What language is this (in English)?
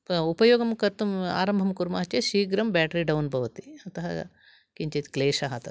Sanskrit